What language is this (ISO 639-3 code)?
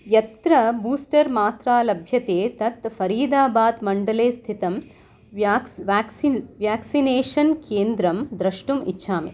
san